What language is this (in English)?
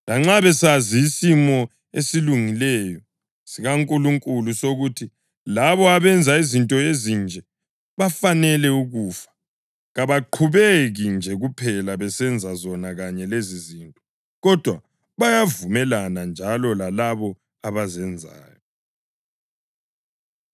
North Ndebele